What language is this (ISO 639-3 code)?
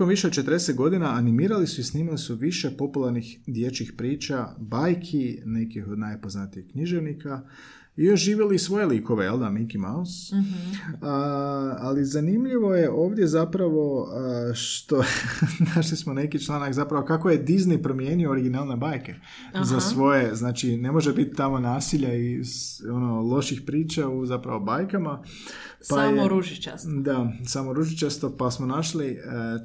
hrv